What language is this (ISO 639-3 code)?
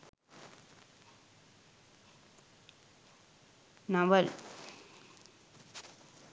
sin